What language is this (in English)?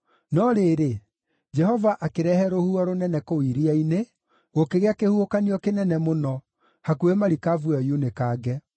Kikuyu